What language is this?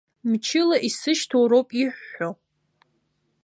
Abkhazian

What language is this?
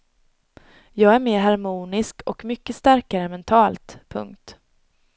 Swedish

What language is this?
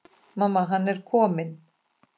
Icelandic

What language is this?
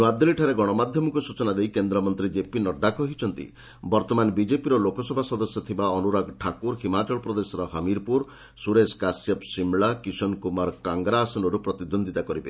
Odia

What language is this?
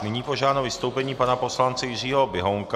Czech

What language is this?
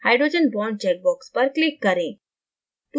Hindi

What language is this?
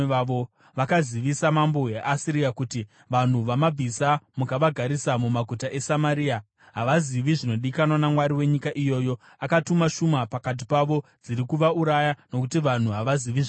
Shona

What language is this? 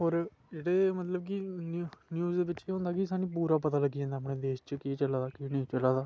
Dogri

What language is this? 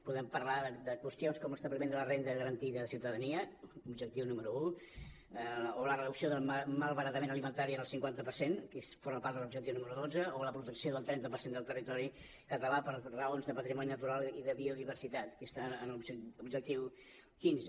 Catalan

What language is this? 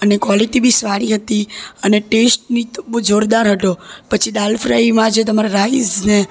Gujarati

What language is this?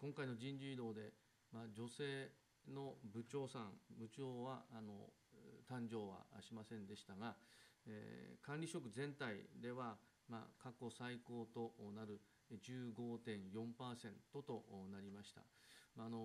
Japanese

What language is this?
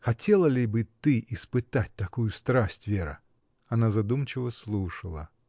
Russian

